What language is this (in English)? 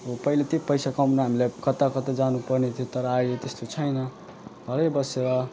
Nepali